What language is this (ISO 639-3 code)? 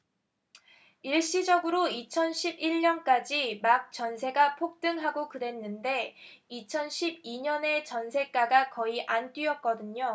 kor